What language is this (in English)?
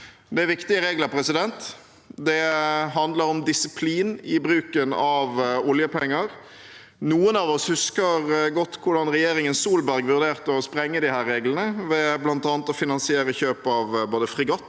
Norwegian